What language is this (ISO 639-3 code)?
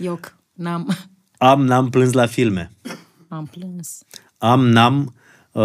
ron